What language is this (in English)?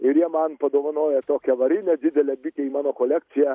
Lithuanian